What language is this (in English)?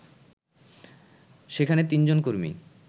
Bangla